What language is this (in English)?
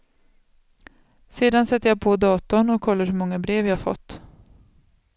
Swedish